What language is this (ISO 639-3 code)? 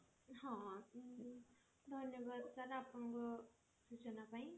ori